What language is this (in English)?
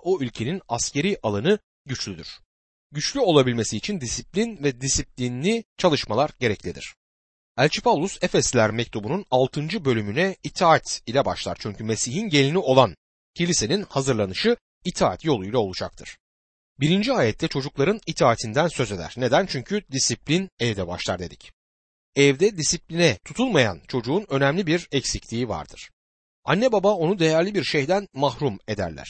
Turkish